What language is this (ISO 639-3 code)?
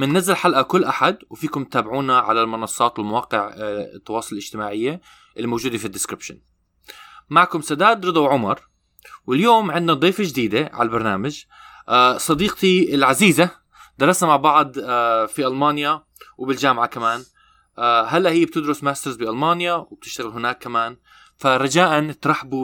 ara